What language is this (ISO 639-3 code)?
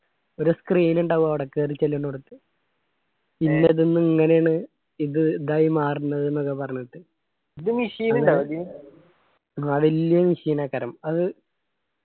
mal